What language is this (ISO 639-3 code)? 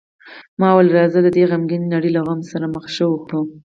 pus